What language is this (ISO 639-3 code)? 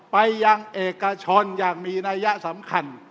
tha